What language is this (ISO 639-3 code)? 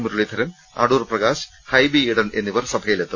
mal